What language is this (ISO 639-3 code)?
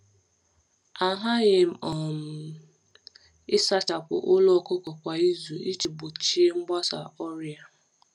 ibo